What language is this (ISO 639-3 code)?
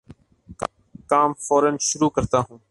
urd